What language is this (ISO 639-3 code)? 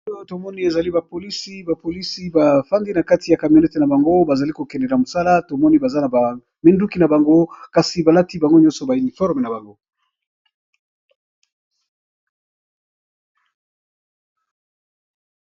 lin